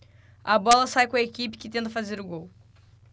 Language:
Portuguese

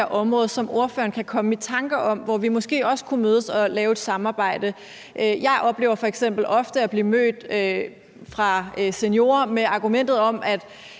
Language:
Danish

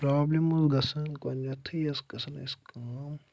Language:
Kashmiri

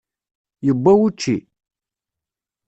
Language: Kabyle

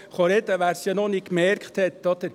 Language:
Swiss German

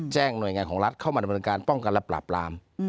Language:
Thai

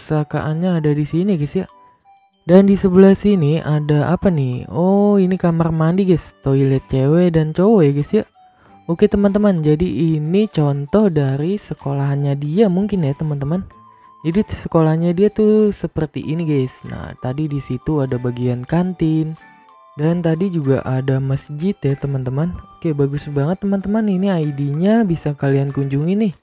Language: Indonesian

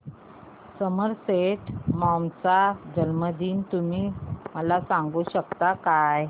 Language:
Marathi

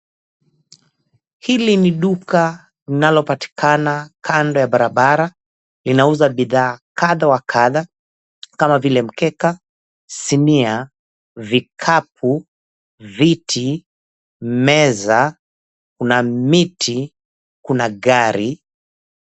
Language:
Swahili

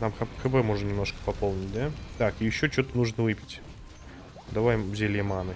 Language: Russian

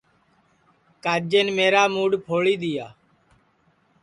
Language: Sansi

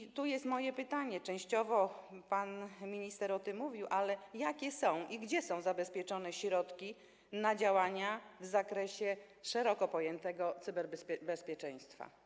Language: Polish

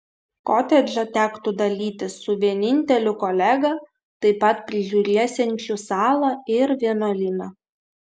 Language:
Lithuanian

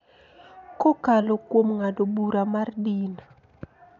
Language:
Luo (Kenya and Tanzania)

